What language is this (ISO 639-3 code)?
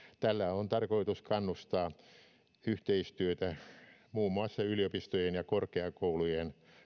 fin